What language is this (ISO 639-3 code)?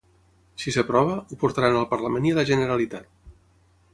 cat